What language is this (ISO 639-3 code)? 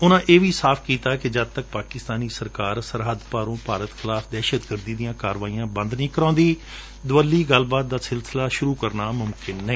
pan